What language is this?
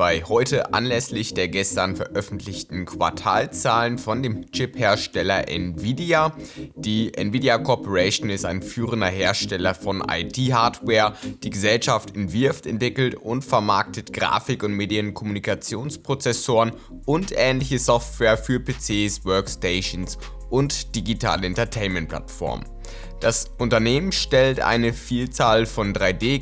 German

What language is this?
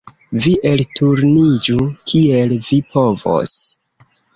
Esperanto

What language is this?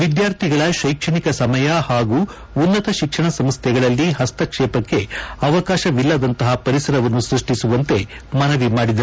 Kannada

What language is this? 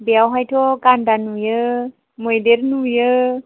Bodo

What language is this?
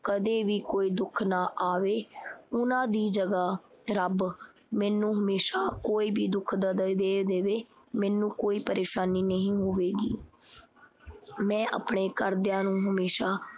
Punjabi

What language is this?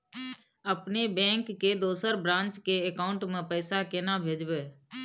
Maithili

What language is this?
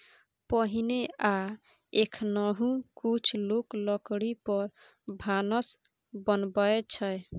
Maithili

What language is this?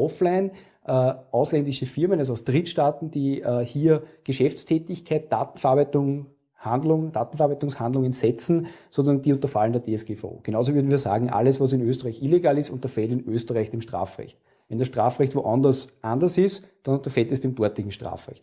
German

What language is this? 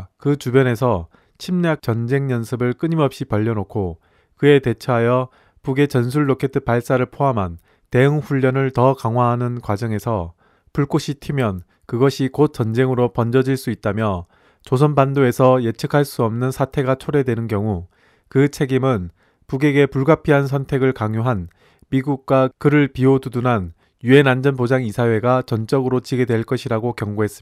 Korean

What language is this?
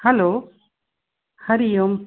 Sindhi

